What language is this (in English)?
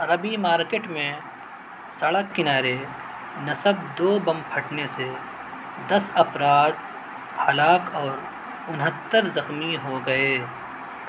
Urdu